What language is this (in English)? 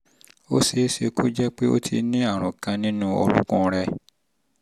Yoruba